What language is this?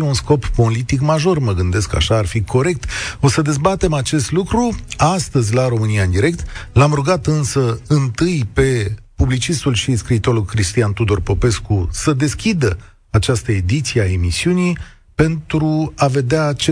Romanian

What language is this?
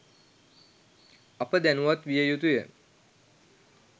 Sinhala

